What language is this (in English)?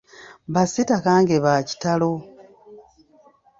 Ganda